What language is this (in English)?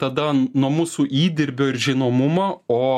Lithuanian